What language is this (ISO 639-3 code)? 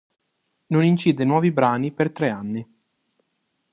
ita